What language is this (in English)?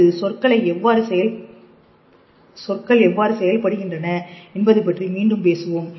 Tamil